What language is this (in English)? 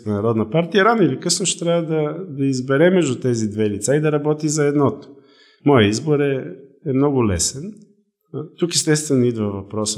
Bulgarian